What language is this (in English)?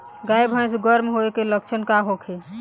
Bhojpuri